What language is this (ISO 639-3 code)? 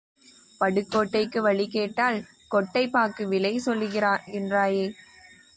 tam